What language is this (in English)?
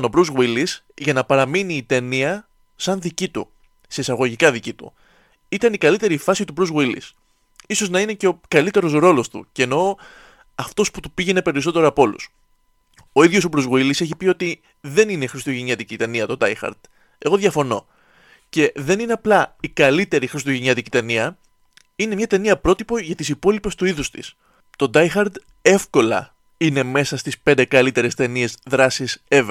Greek